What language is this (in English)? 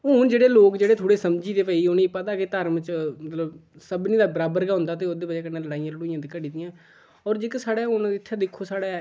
Dogri